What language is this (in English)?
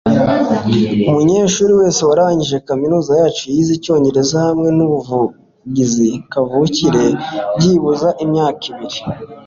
Kinyarwanda